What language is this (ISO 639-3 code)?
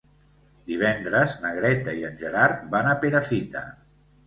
cat